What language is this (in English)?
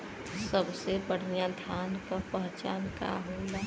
Bhojpuri